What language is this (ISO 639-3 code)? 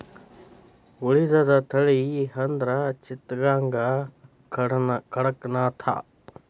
kan